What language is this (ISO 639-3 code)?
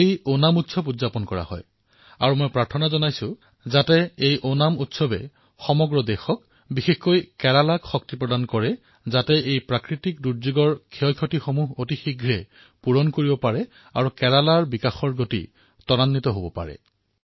asm